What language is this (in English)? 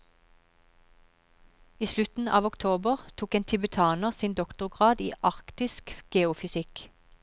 Norwegian